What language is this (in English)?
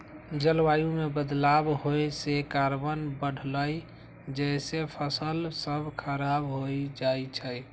Magahi